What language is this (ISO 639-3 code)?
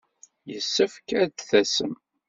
kab